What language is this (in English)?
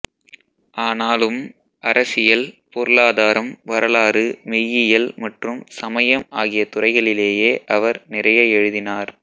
Tamil